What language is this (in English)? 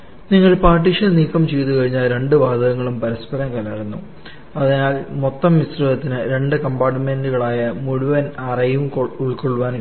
Malayalam